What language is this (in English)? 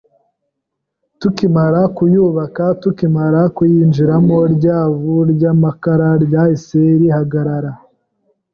Kinyarwanda